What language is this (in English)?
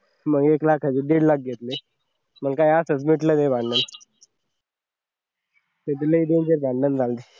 Marathi